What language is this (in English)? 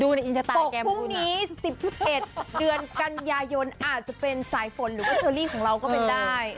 Thai